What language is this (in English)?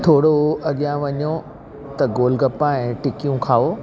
Sindhi